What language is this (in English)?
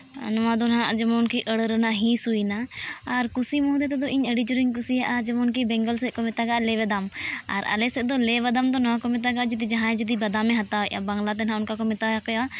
Santali